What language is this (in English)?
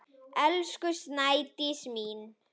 Icelandic